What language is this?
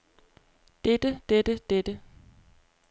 Danish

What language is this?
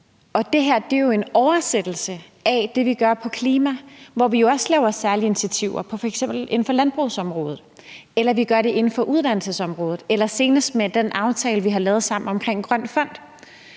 Danish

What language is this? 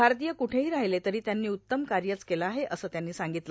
Marathi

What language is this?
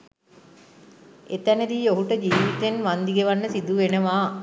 Sinhala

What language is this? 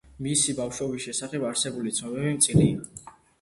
Georgian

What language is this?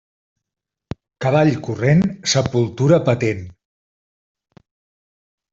Catalan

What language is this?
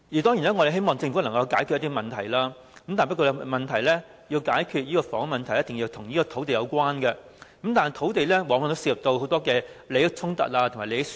Cantonese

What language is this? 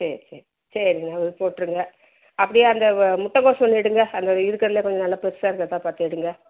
Tamil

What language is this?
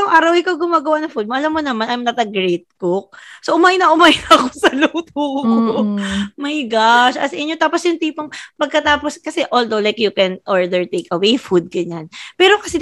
Filipino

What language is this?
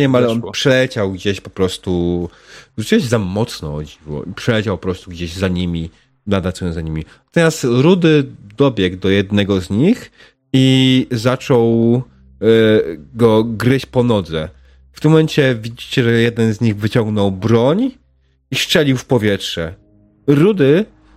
Polish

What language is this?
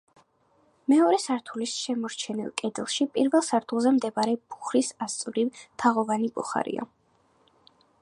Georgian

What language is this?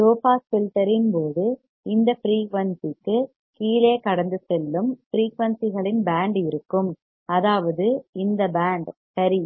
Tamil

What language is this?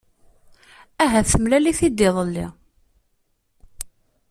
Kabyle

